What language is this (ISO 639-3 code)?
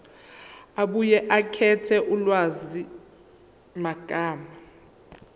zul